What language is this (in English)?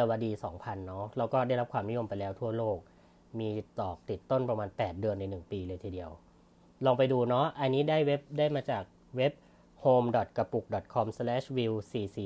Thai